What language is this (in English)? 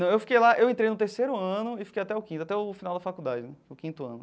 Portuguese